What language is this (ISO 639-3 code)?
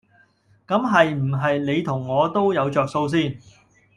yue